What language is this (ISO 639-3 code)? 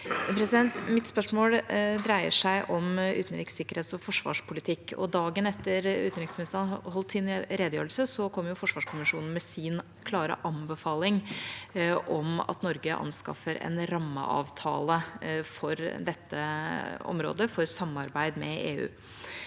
nor